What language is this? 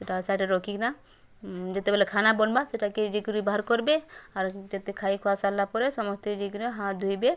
Odia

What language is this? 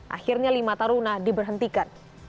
Indonesian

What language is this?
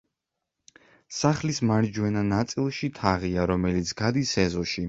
Georgian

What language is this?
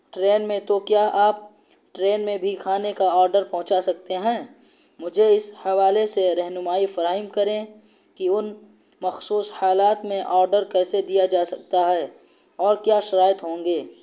Urdu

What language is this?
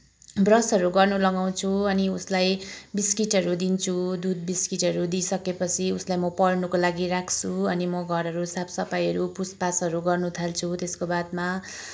Nepali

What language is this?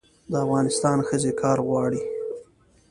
Pashto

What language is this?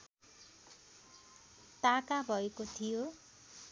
Nepali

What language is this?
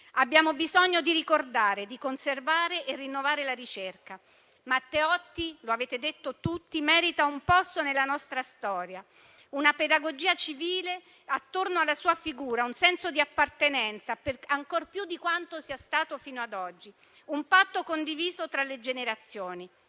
Italian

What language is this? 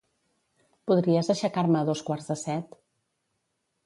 Catalan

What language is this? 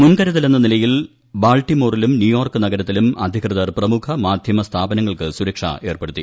Malayalam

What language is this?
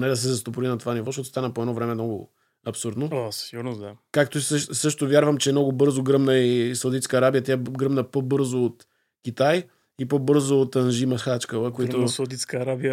Bulgarian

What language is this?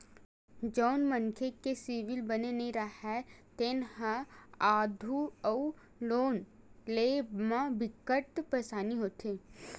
Chhattisgarhi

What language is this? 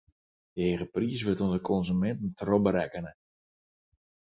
Western Frisian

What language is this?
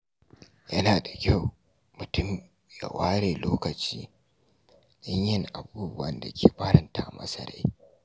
Hausa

